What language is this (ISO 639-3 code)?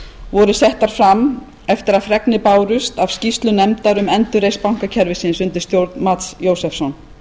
isl